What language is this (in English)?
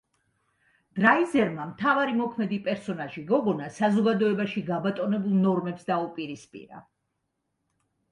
Georgian